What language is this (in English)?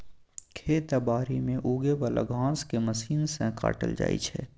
Maithili